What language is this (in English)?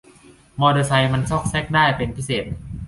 Thai